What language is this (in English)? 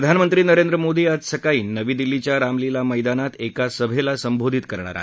Marathi